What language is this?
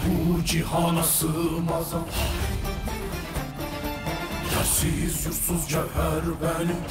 Turkish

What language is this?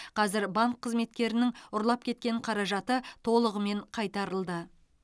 Kazakh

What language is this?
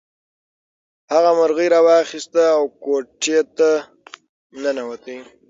Pashto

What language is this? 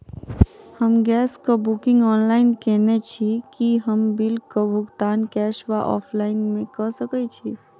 Maithili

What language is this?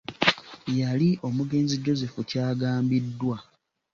Ganda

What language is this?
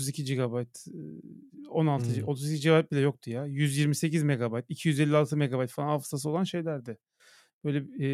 Turkish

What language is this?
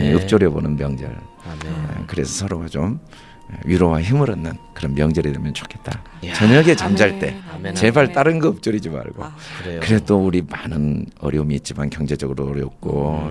Korean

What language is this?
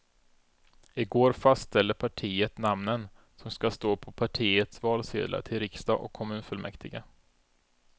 Swedish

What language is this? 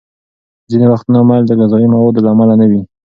Pashto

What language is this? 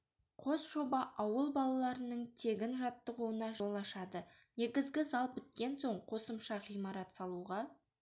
Kazakh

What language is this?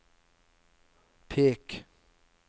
Norwegian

